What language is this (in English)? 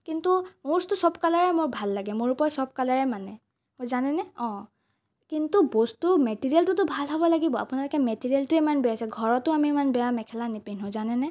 Assamese